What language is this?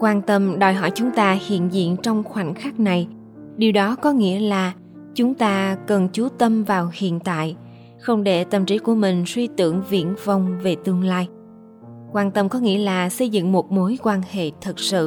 Vietnamese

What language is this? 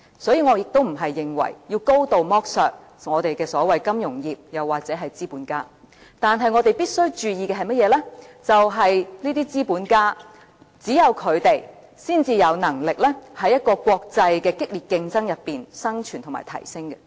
Cantonese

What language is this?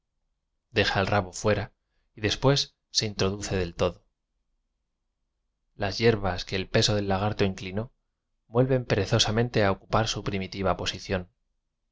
Spanish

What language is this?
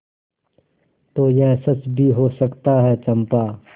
Hindi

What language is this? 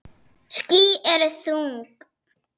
Icelandic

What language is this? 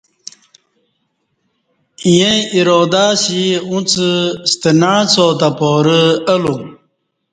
Kati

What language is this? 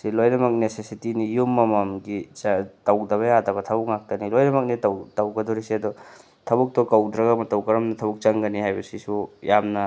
Manipuri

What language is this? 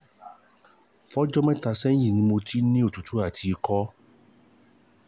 Yoruba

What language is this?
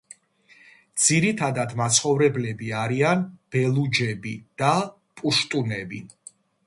Georgian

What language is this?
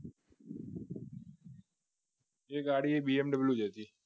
Gujarati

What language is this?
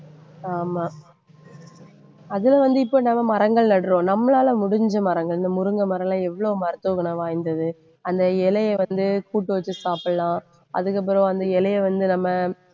Tamil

